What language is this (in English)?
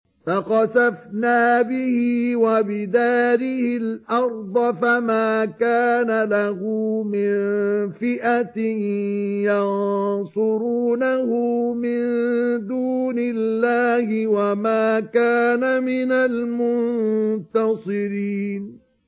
Arabic